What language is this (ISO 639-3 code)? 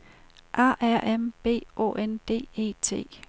dan